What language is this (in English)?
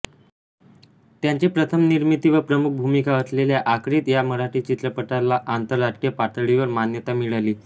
Marathi